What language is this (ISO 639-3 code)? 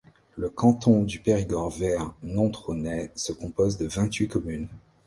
fra